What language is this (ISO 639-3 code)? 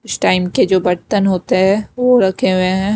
hin